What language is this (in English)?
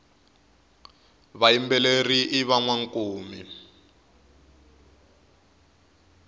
Tsonga